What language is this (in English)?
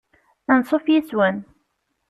Kabyle